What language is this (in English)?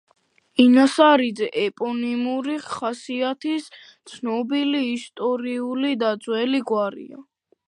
Georgian